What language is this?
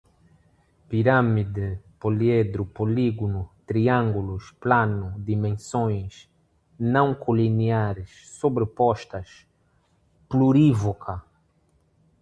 Portuguese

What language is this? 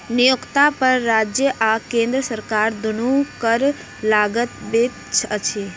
Maithili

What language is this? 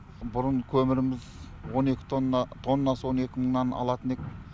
Kazakh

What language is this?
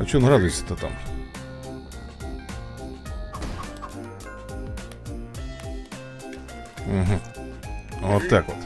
Russian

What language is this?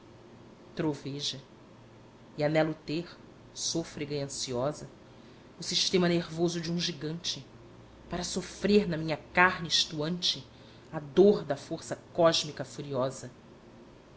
Portuguese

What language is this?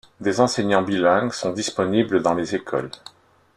French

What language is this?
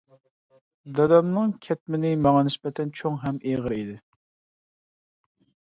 Uyghur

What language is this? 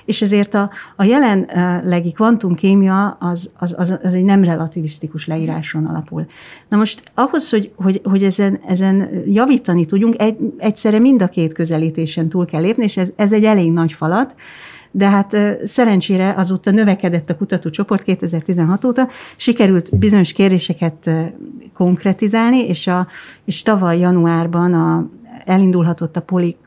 Hungarian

